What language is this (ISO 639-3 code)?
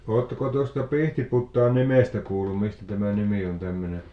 fin